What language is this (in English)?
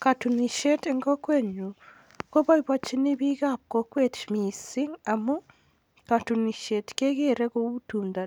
Kalenjin